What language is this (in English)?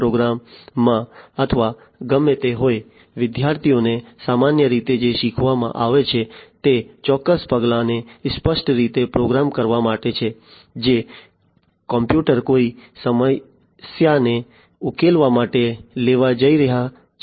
Gujarati